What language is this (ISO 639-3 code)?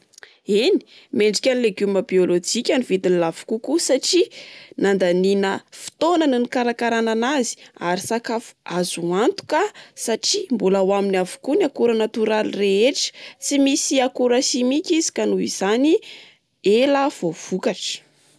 mlg